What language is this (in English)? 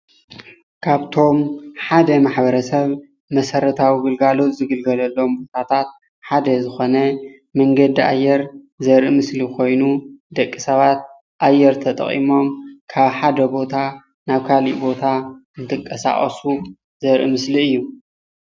Tigrinya